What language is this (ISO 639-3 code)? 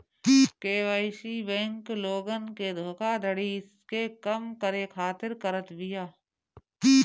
bho